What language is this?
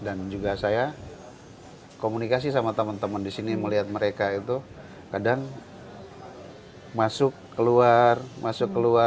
Indonesian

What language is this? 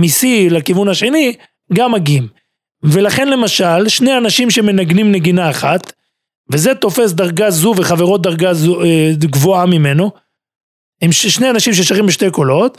Hebrew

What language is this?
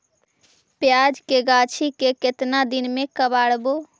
Magahi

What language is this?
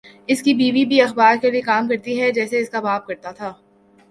Urdu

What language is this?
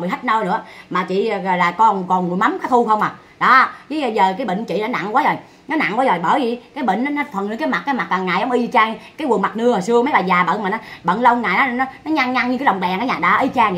Vietnamese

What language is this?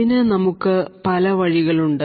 Malayalam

